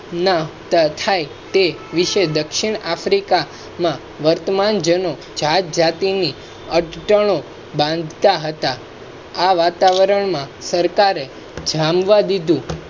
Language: Gujarati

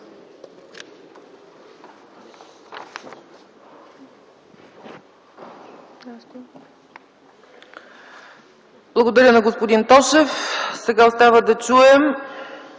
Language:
Bulgarian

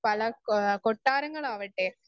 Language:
Malayalam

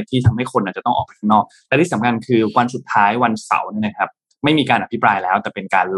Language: Thai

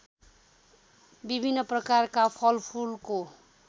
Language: Nepali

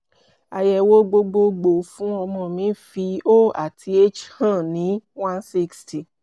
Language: Yoruba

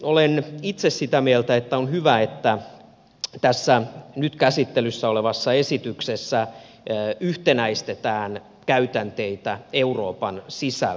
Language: Finnish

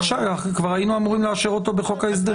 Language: Hebrew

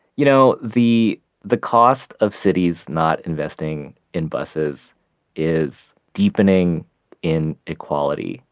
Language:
English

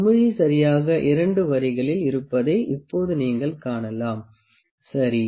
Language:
Tamil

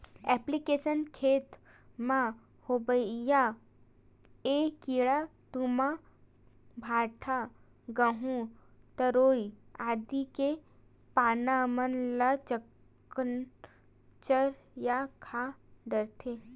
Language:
Chhattisgarhi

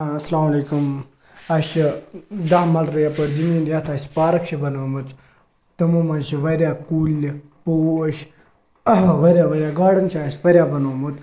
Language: Kashmiri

